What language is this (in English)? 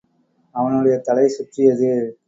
Tamil